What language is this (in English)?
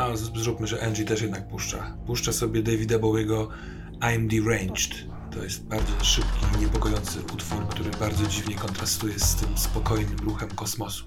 Polish